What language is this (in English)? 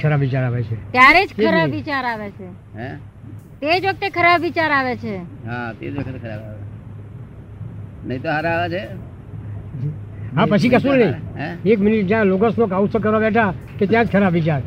Gujarati